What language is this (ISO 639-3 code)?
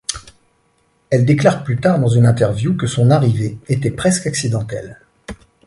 fra